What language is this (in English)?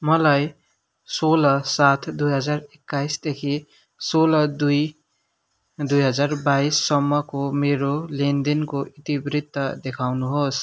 Nepali